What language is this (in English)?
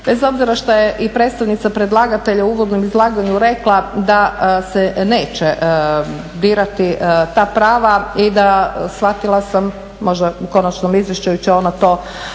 Croatian